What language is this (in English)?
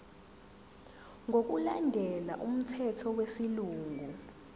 Zulu